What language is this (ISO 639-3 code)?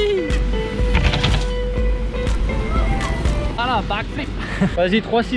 fra